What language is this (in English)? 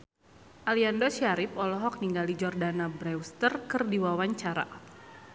Sundanese